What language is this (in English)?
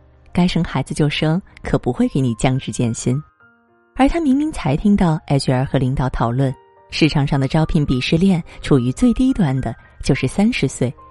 Chinese